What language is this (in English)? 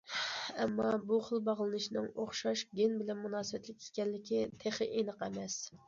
Uyghur